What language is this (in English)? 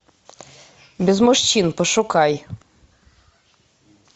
Russian